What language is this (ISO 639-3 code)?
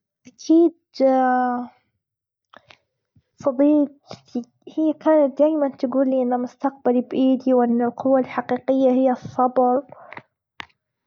afb